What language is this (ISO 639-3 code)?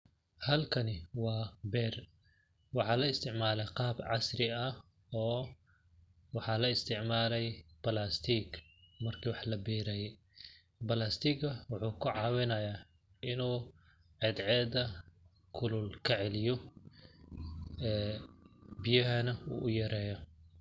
som